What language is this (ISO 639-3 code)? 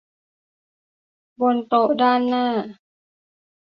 tha